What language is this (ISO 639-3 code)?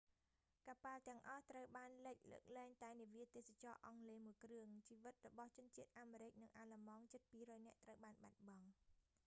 khm